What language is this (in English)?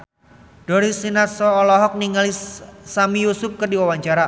Sundanese